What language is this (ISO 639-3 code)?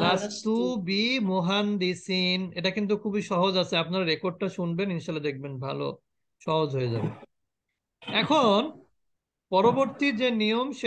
ara